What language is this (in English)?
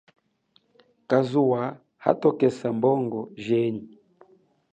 Chokwe